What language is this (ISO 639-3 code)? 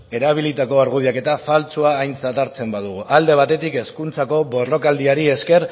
eus